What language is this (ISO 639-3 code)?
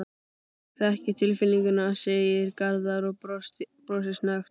isl